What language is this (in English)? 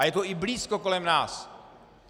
Czech